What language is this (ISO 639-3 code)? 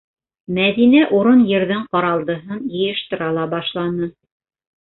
bak